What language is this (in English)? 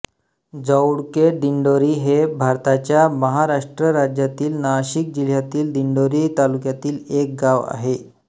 Marathi